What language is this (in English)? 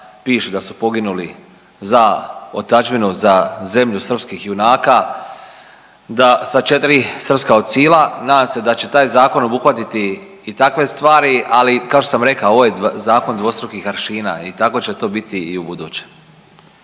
Croatian